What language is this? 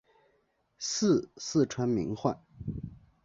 Chinese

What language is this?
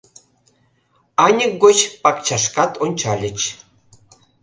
Mari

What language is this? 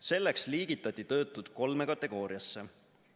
Estonian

